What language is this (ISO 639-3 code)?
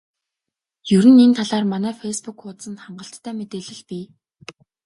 mon